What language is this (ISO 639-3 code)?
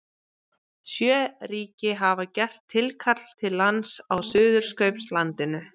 isl